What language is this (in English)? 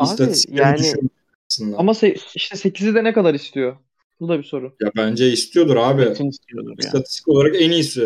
Turkish